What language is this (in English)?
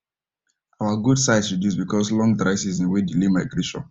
Nigerian Pidgin